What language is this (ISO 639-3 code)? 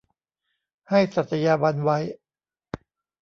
tha